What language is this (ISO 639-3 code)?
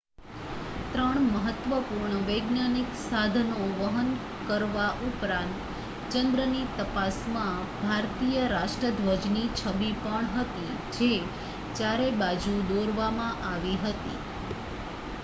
guj